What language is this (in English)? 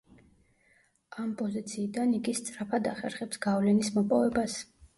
Georgian